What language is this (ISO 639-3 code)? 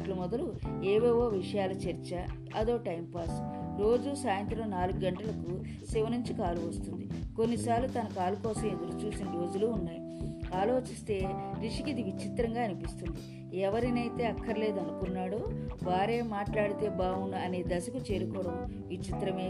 tel